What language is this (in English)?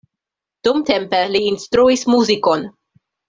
Esperanto